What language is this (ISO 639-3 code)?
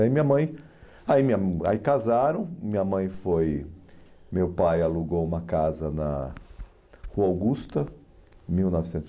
por